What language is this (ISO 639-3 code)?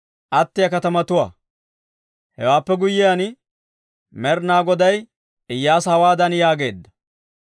dwr